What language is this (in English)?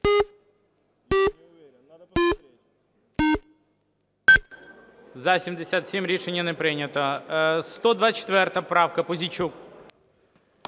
Ukrainian